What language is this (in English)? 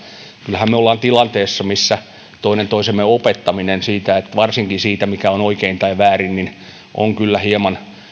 Finnish